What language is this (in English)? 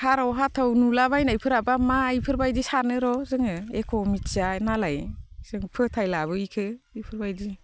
Bodo